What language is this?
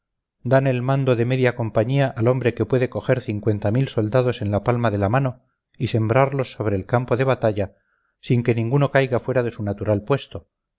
Spanish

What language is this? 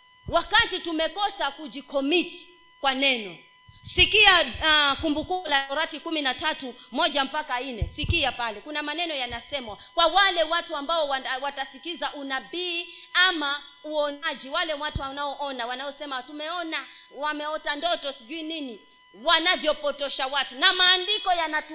Swahili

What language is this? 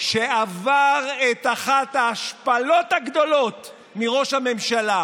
Hebrew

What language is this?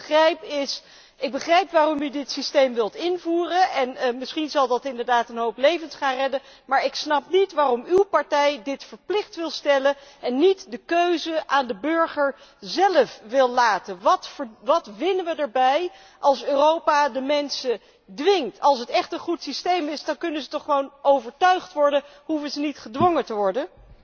Dutch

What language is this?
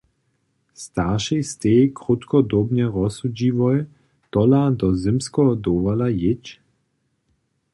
Upper Sorbian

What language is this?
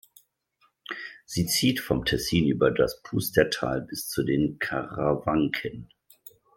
German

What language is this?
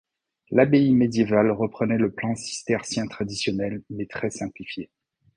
French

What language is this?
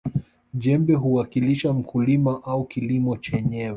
Swahili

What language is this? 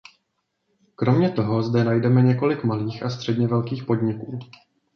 Czech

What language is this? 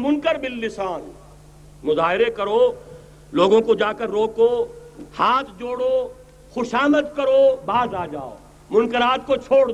Urdu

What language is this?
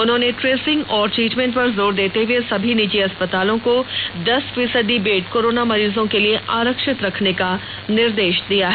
Hindi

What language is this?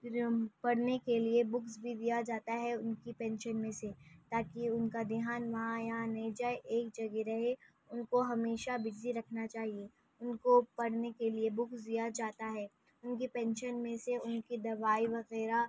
Urdu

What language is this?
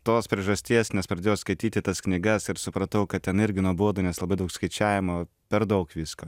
Lithuanian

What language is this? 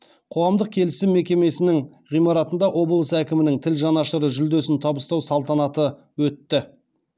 Kazakh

